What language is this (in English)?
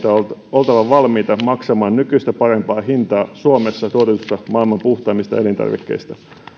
Finnish